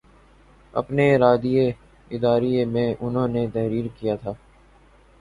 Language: Urdu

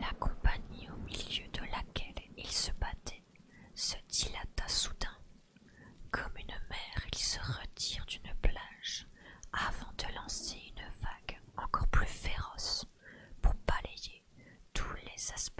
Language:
French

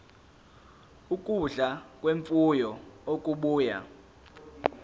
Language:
Zulu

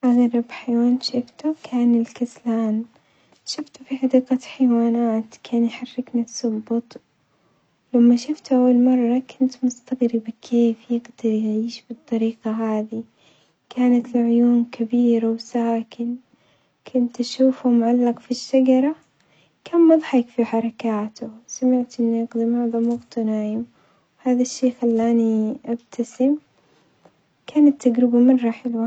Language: Omani Arabic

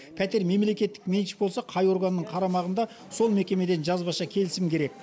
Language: Kazakh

